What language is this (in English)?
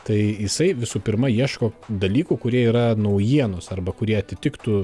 Lithuanian